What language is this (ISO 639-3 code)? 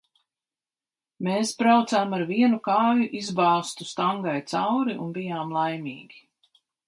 lav